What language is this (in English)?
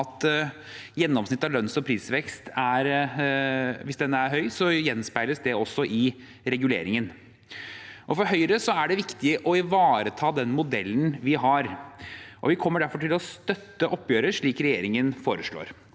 Norwegian